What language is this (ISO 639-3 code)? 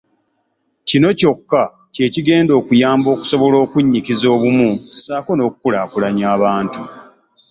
lug